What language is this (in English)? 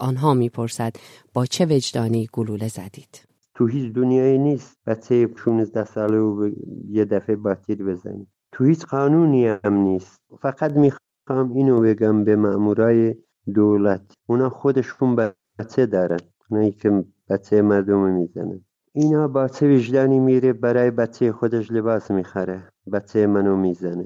Persian